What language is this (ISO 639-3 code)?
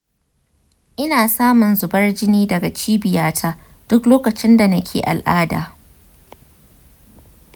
hau